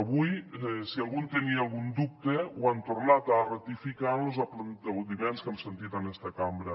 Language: Catalan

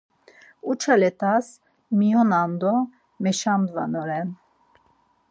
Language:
Laz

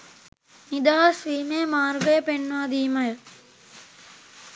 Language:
Sinhala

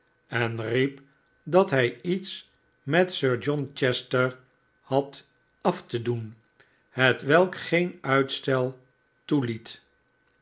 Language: Dutch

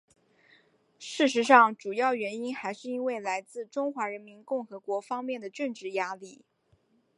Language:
Chinese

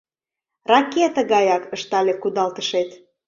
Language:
Mari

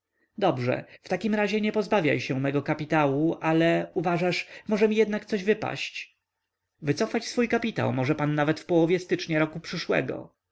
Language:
Polish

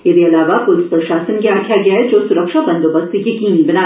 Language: Dogri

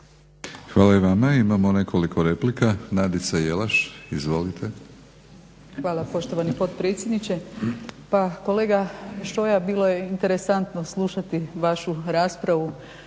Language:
Croatian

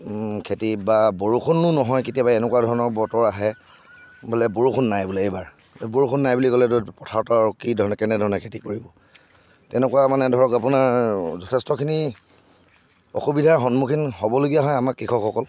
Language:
Assamese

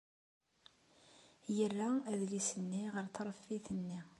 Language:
Kabyle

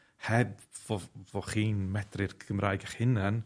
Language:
Welsh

